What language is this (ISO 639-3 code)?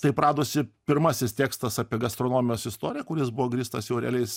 lit